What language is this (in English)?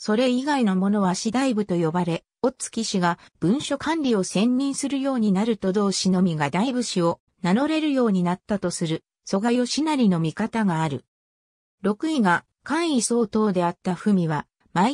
Japanese